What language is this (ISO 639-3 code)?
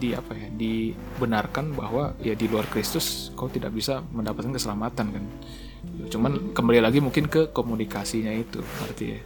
ind